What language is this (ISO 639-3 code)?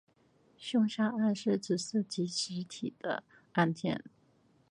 zho